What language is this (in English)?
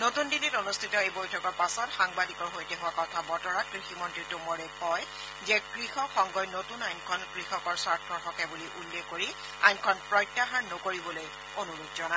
Assamese